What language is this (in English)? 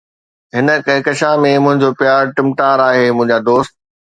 Sindhi